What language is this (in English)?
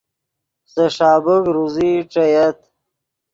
Yidgha